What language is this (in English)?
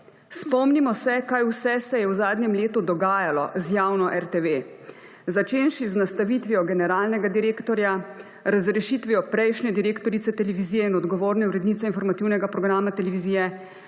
Slovenian